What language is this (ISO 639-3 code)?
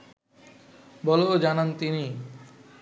ben